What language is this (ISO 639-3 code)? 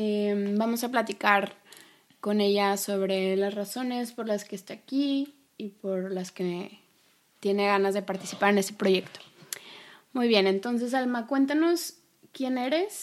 spa